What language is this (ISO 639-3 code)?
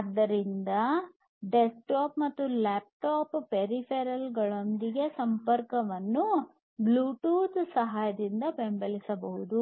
kan